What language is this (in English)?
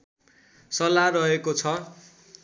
Nepali